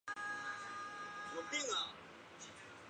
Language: Chinese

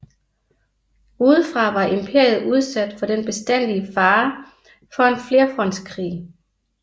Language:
Danish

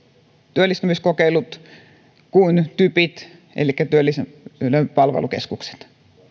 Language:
Finnish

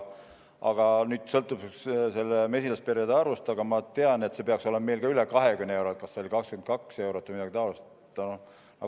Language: Estonian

